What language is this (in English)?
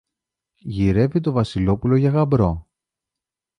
Greek